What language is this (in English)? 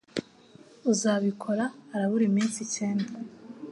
Kinyarwanda